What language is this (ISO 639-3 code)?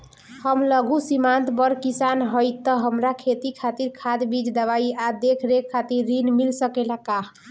bho